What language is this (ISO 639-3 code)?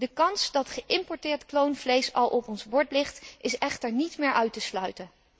nld